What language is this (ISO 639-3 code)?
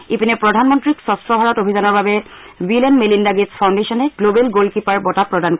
asm